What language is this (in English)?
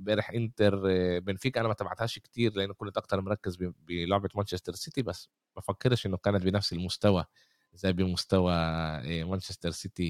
Arabic